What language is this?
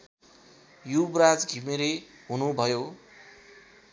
Nepali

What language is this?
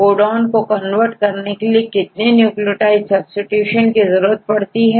Hindi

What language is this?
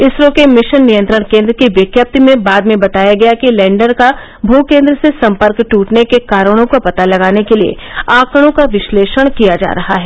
Hindi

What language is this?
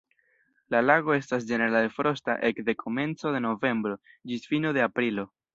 Esperanto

